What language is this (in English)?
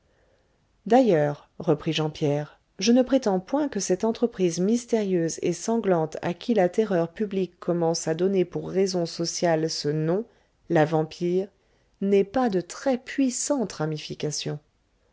French